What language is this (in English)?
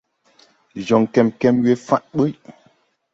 Tupuri